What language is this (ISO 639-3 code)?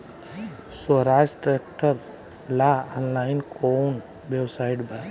bho